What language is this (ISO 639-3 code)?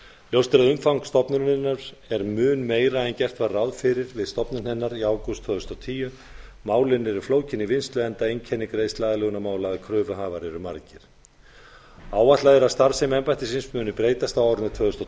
isl